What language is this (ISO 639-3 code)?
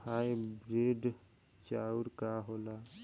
bho